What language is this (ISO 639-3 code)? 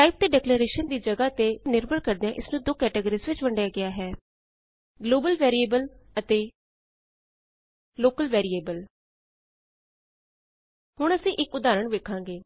pan